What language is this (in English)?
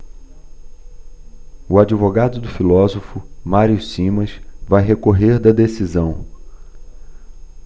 Portuguese